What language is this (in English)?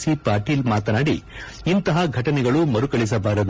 Kannada